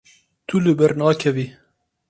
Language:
Kurdish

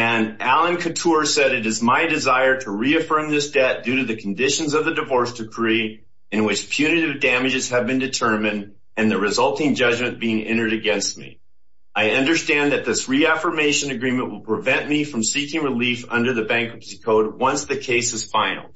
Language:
English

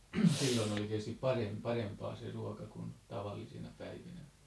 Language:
Finnish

